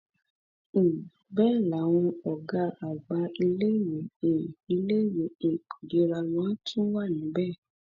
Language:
Yoruba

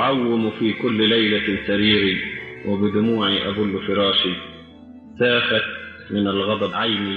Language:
Arabic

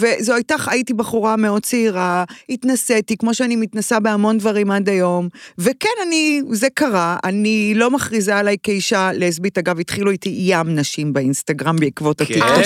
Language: Hebrew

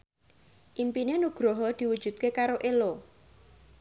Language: Javanese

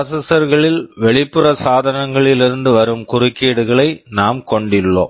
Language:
Tamil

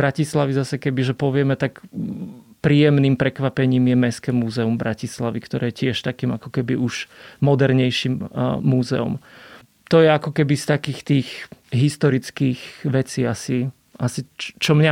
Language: Slovak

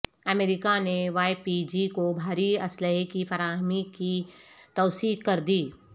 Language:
Urdu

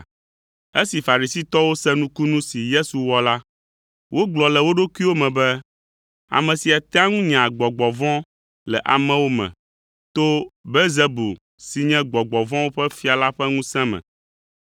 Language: Ewe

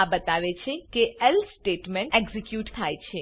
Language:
Gujarati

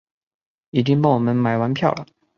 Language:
Chinese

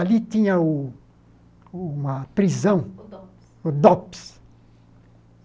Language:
Portuguese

